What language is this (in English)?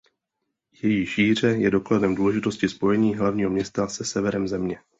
Czech